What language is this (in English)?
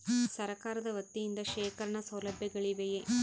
Kannada